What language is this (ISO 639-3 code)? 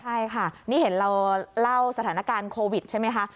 tha